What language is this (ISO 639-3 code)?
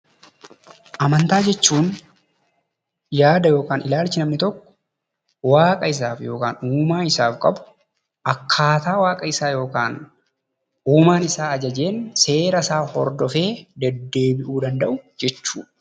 orm